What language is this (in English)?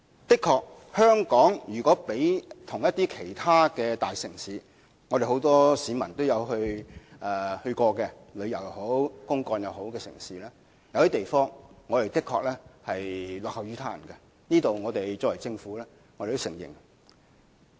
Cantonese